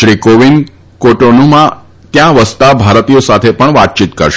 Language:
Gujarati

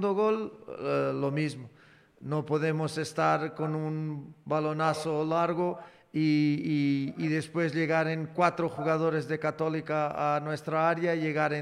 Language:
Spanish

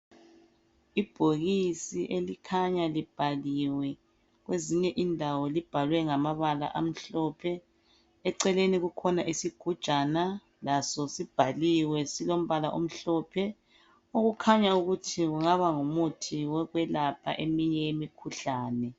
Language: North Ndebele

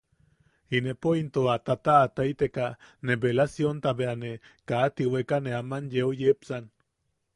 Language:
Yaqui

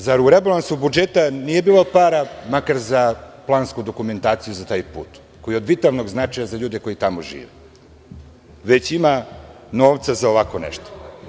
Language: Serbian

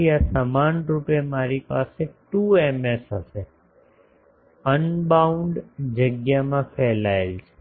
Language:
Gujarati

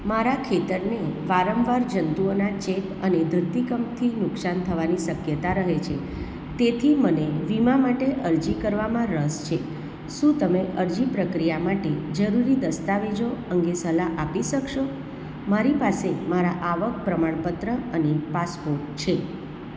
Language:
Gujarati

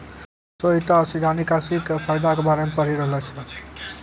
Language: Maithili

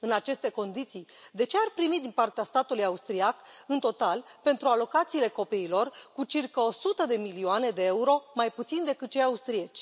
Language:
Romanian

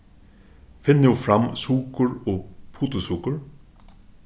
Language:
Faroese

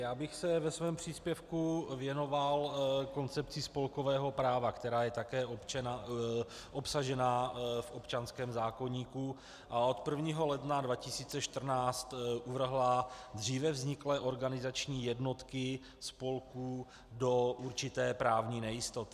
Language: Czech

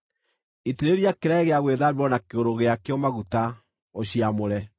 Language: Kikuyu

